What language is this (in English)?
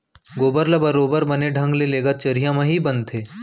Chhattisgarhi